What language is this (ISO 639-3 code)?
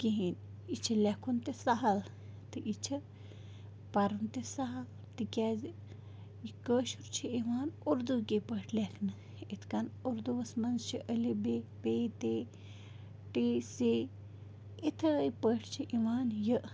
kas